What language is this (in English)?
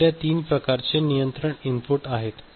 Marathi